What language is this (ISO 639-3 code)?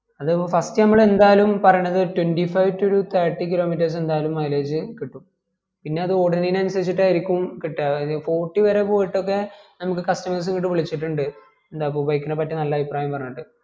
mal